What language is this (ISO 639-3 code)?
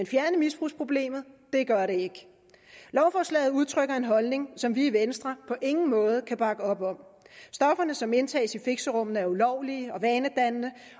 dan